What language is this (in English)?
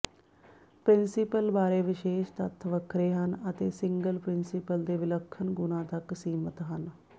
Punjabi